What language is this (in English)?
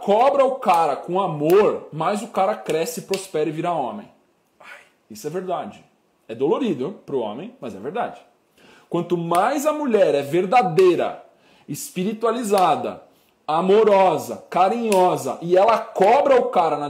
Portuguese